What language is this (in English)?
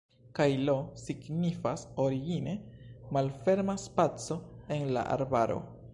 Esperanto